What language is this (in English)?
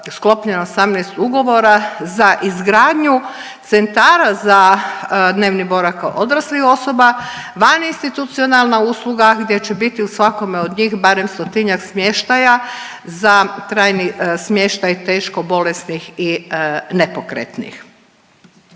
Croatian